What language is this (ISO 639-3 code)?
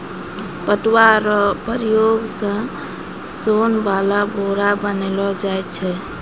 mai